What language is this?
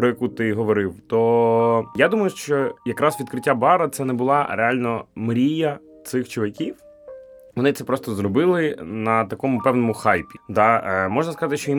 Ukrainian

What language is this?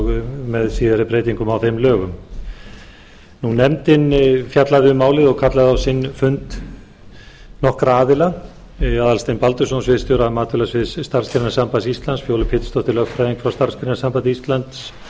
Icelandic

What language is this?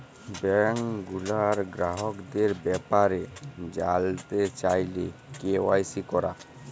Bangla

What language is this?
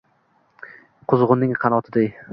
Uzbek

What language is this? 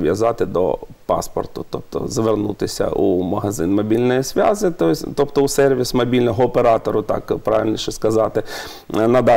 Ukrainian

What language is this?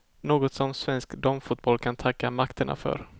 Swedish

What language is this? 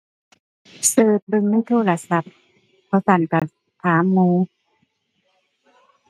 Thai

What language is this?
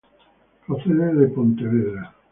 Spanish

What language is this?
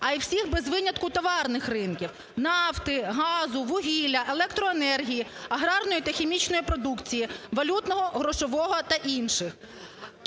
Ukrainian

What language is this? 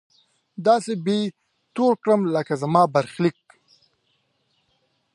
Pashto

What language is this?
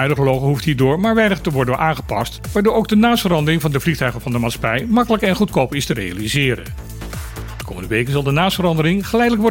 Dutch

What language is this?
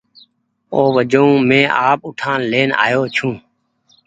Goaria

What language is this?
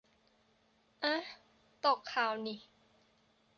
Thai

